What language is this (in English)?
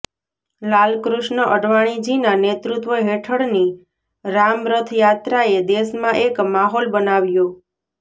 Gujarati